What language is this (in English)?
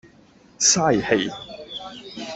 Cantonese